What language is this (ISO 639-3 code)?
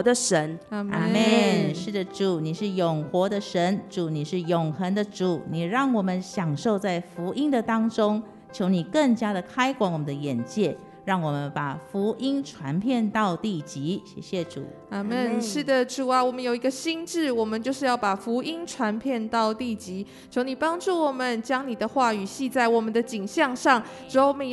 zho